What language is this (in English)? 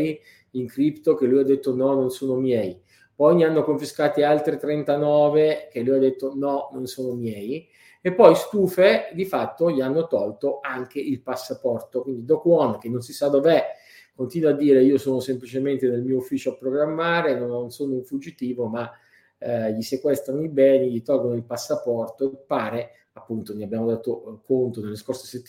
Italian